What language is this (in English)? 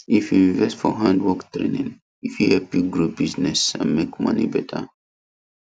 Nigerian Pidgin